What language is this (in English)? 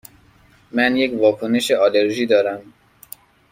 Persian